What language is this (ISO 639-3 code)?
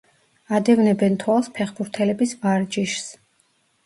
kat